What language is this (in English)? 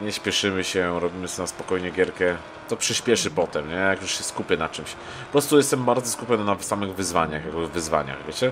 Polish